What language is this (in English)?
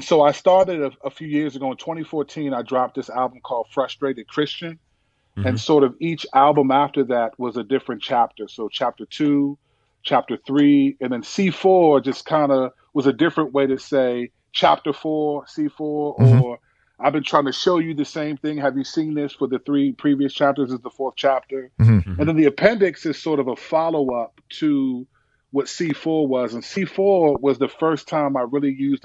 English